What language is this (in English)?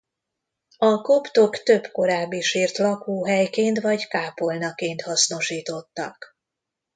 Hungarian